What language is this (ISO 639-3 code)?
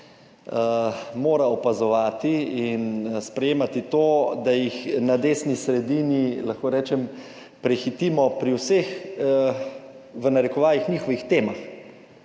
slv